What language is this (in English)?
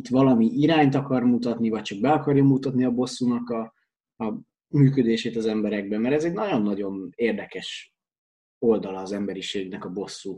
Hungarian